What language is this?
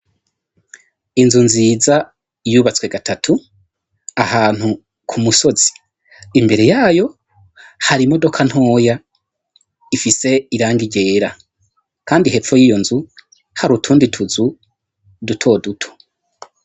Rundi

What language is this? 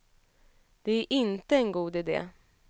Swedish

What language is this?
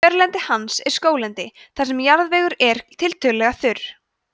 Icelandic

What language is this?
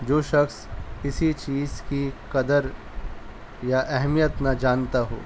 Urdu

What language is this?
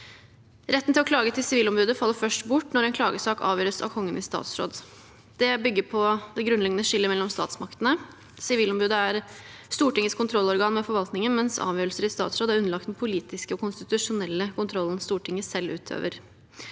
Norwegian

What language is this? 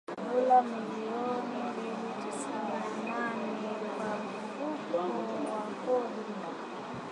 Swahili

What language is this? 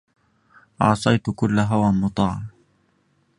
Arabic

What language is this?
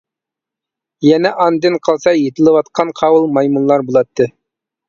Uyghur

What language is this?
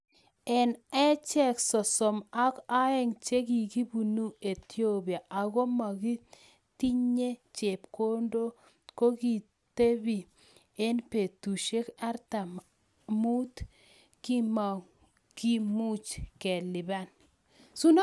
Kalenjin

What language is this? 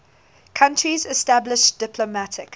English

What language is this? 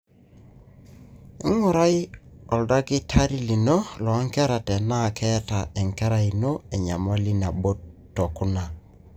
Masai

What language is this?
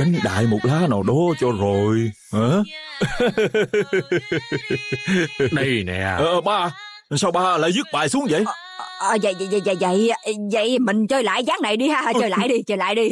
Vietnamese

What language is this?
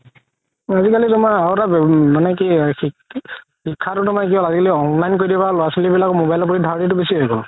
Assamese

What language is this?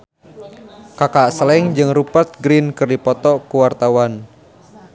Sundanese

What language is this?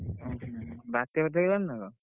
Odia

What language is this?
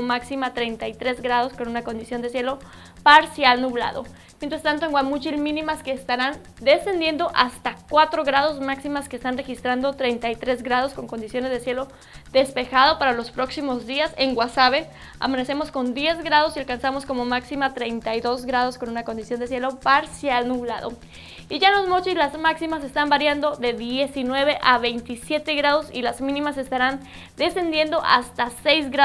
Spanish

